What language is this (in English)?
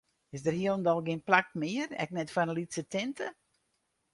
Western Frisian